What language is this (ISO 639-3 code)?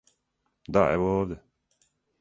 srp